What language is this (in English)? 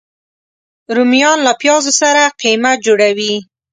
Pashto